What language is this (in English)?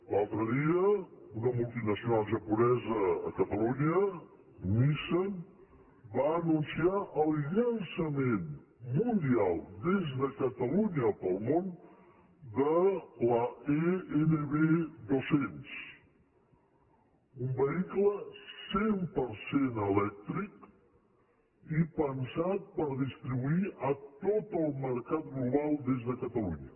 Catalan